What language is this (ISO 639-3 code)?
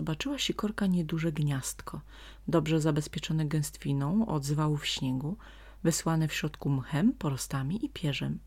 pol